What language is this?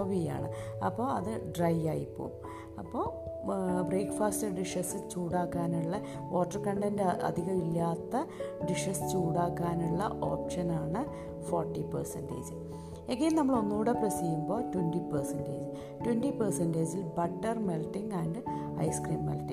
Malayalam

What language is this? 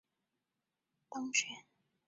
Chinese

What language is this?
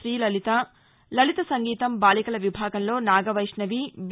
Telugu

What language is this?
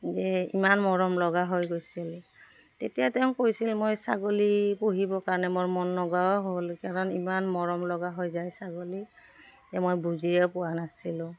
Assamese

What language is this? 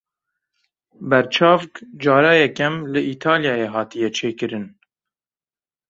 Kurdish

